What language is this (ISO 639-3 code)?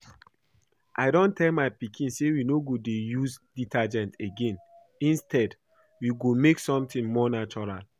pcm